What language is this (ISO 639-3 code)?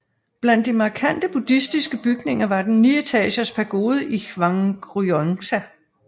dan